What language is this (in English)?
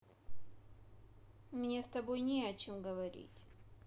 Russian